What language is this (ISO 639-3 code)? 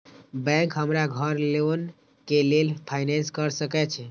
mai